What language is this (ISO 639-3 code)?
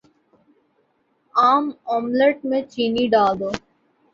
urd